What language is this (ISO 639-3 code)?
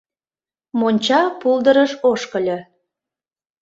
chm